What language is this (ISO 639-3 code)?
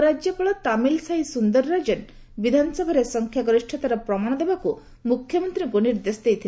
ori